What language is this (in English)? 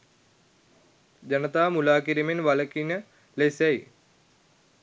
Sinhala